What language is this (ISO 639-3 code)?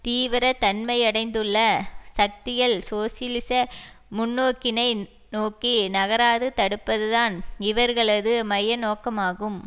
tam